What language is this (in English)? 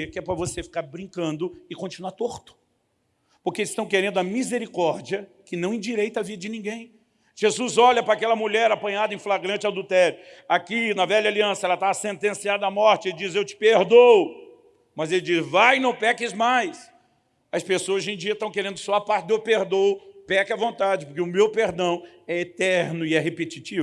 Portuguese